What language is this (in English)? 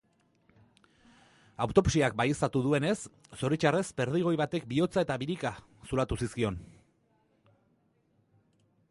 Basque